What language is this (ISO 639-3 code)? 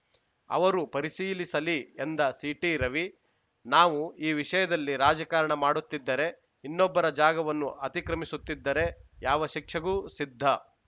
kan